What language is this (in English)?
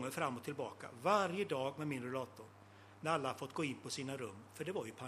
Swedish